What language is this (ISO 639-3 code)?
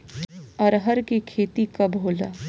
bho